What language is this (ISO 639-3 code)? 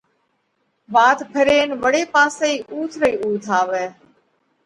kvx